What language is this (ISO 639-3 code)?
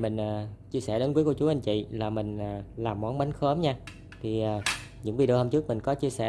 vie